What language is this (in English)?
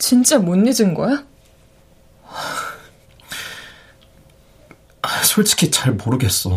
Korean